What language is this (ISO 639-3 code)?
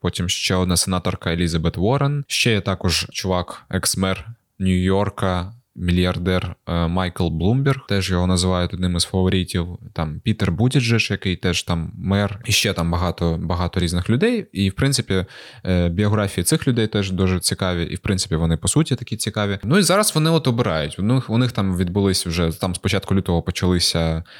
ukr